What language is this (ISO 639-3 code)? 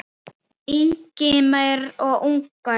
isl